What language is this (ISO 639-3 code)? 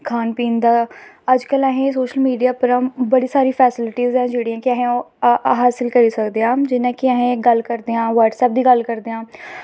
doi